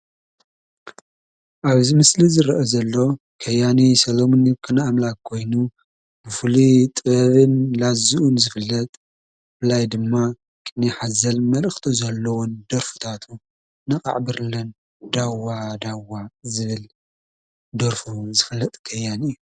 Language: Tigrinya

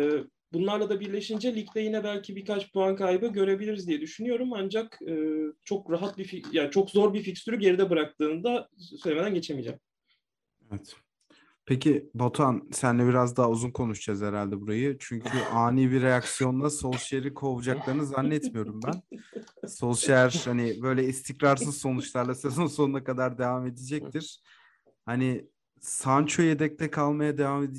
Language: Turkish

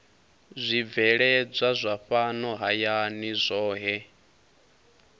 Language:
Venda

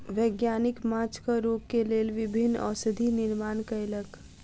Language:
Maithili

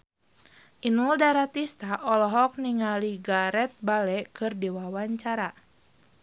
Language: Sundanese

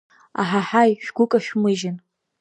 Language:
Abkhazian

